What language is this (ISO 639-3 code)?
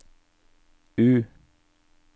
nor